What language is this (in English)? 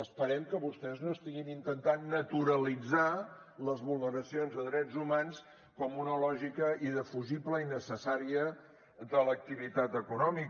Catalan